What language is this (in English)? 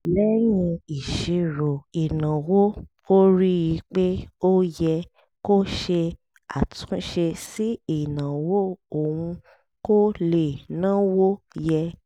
Yoruba